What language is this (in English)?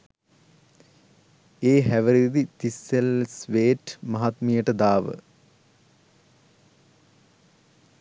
Sinhala